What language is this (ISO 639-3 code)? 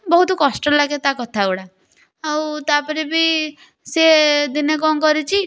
ori